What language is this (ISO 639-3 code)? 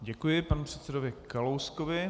ces